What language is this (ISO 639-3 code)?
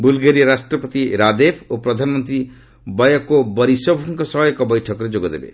ori